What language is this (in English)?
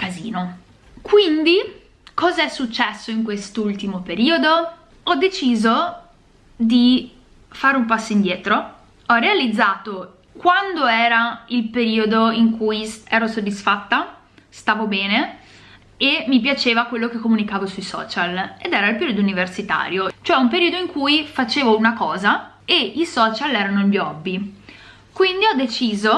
Italian